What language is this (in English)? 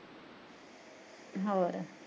Punjabi